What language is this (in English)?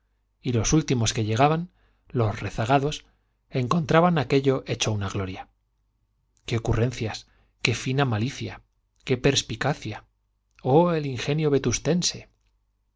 Spanish